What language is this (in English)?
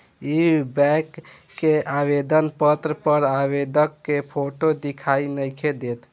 Bhojpuri